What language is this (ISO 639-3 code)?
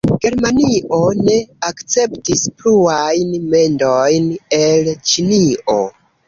epo